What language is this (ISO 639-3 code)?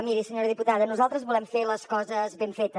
cat